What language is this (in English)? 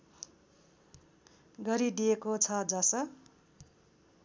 Nepali